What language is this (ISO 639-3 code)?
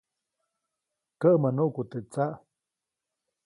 zoc